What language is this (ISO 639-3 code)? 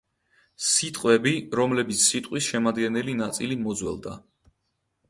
kat